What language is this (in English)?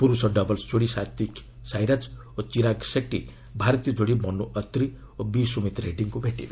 Odia